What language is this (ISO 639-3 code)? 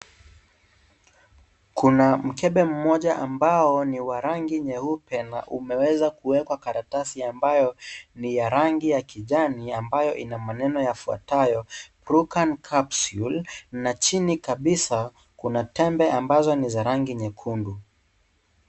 swa